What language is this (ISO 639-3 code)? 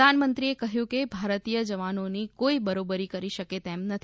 guj